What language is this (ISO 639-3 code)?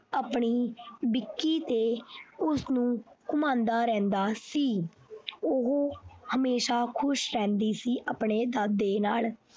pan